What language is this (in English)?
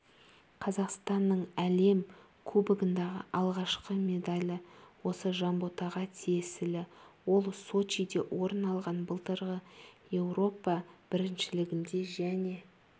Kazakh